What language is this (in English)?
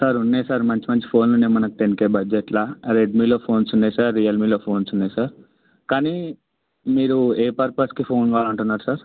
Telugu